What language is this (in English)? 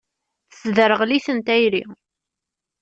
Kabyle